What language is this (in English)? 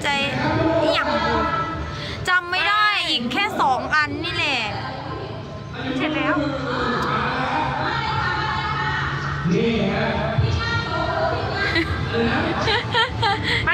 Thai